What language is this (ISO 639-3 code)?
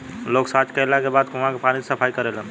bho